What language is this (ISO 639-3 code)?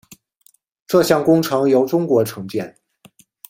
zho